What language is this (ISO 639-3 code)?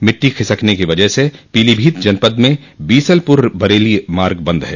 hin